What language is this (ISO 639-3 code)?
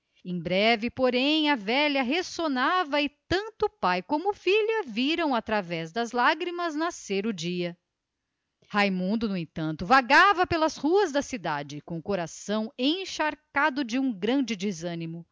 por